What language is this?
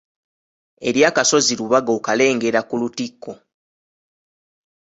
Ganda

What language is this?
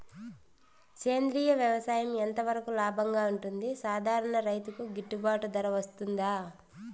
Telugu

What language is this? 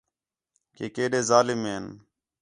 Khetrani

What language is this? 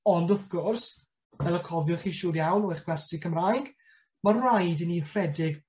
Welsh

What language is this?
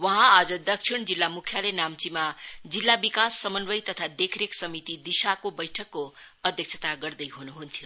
Nepali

